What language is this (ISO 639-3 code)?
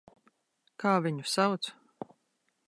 lav